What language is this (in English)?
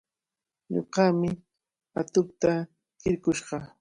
Cajatambo North Lima Quechua